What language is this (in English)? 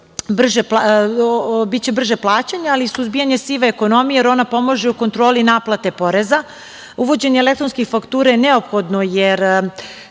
Serbian